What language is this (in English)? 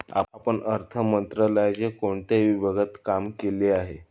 Marathi